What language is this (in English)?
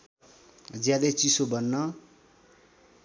Nepali